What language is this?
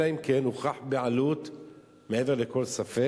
Hebrew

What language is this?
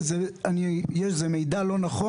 Hebrew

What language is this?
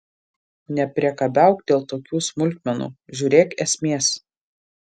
Lithuanian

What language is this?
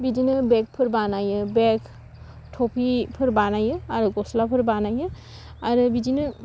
Bodo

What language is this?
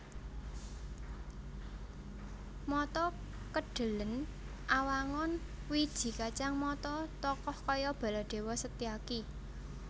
Javanese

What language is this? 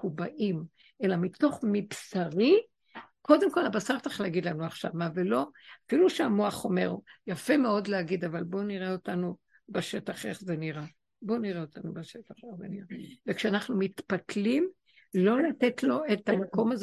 Hebrew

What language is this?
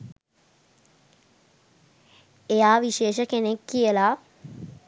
Sinhala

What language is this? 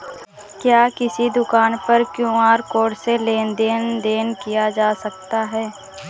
Hindi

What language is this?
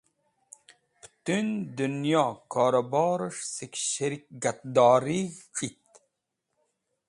Wakhi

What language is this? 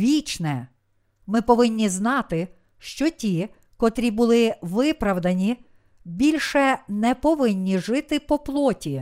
Ukrainian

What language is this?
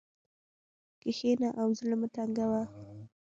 Pashto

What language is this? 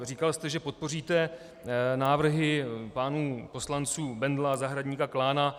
Czech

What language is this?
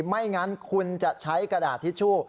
Thai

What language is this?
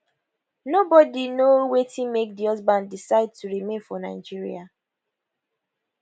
Nigerian Pidgin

